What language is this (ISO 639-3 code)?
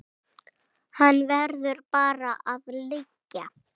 isl